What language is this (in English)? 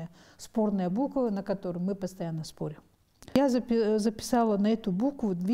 Russian